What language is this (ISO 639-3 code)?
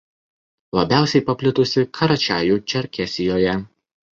lit